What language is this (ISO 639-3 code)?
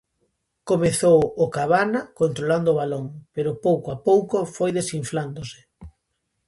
glg